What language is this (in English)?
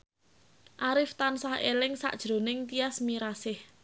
Javanese